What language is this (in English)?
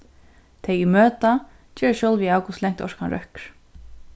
Faroese